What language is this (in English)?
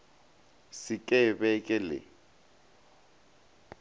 Northern Sotho